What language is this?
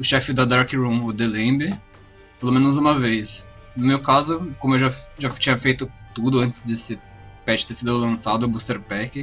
Portuguese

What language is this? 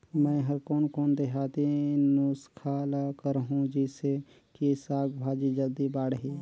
Chhattisgarhi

